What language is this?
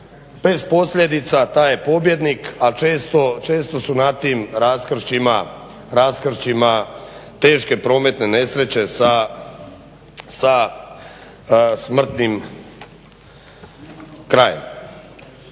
Croatian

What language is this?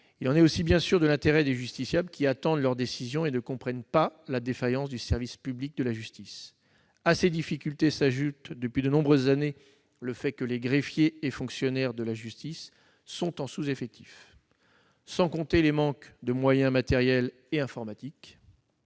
French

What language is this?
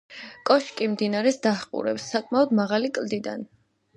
Georgian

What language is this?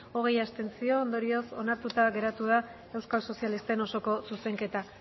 Basque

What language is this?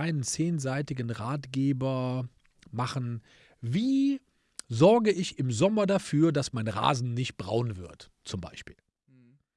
German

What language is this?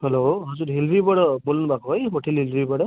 Nepali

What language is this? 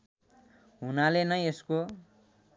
Nepali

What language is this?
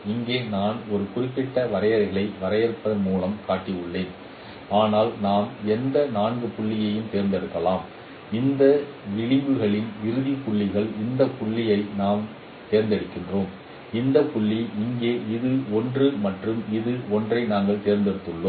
Tamil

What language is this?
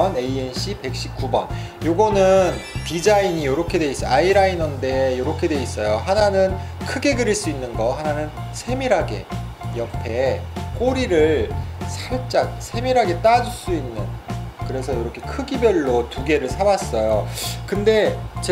Korean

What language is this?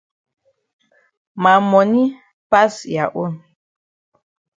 Cameroon Pidgin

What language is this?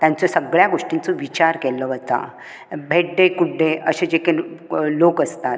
Konkani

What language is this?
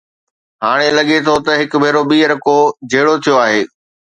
Sindhi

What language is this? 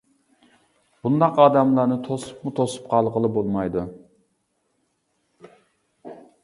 Uyghur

